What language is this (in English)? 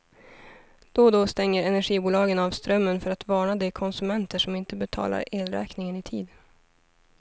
Swedish